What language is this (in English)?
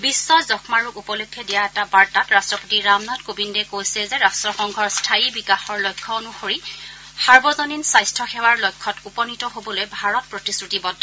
Assamese